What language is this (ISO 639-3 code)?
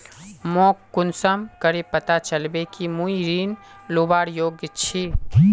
mag